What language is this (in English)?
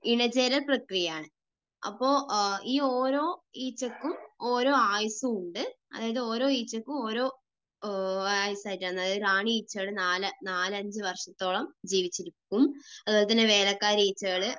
Malayalam